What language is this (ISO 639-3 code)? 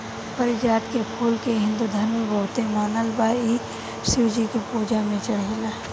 bho